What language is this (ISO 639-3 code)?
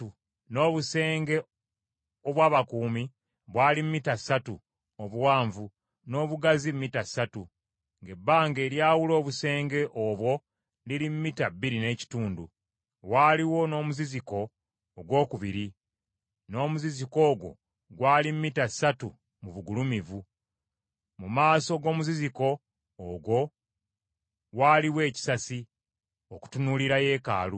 lug